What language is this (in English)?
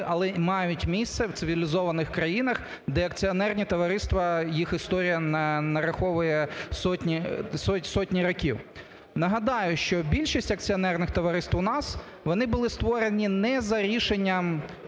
Ukrainian